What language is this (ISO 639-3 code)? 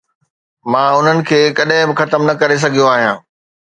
snd